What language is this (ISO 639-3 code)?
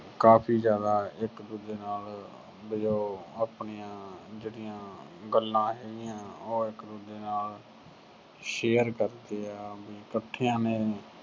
pan